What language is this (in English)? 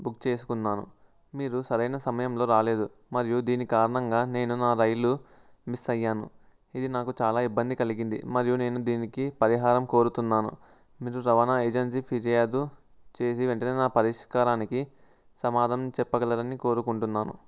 Telugu